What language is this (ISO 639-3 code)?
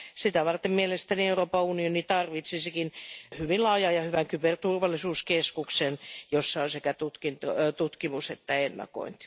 fin